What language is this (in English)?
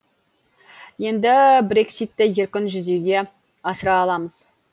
Kazakh